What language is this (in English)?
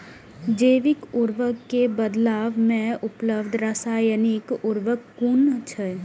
Maithili